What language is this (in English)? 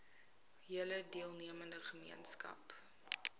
Afrikaans